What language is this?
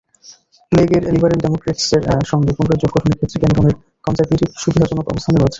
Bangla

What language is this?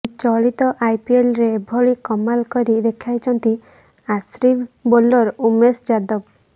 Odia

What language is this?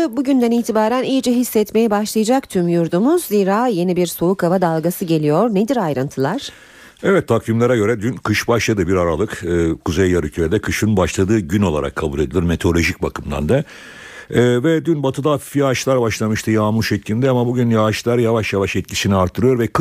Turkish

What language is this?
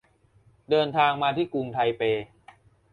Thai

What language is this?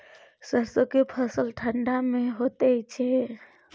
Maithili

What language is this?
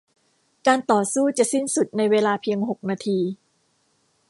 Thai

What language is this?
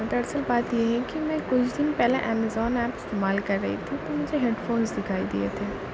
Urdu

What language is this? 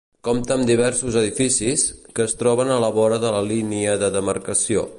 Catalan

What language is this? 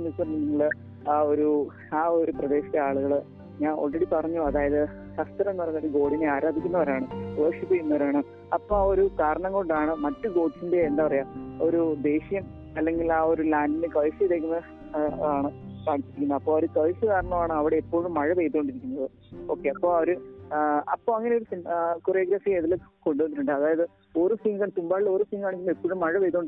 Malayalam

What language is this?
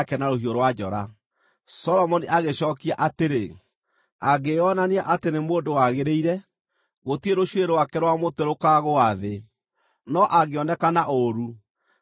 Kikuyu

